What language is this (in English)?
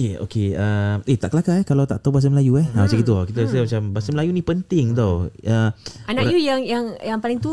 Malay